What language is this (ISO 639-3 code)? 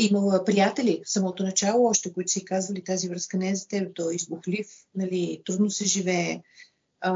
bul